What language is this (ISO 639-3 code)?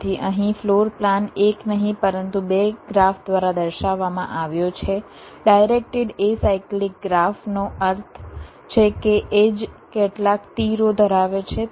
guj